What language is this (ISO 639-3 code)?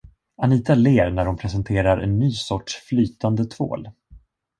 swe